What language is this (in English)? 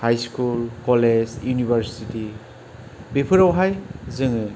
Bodo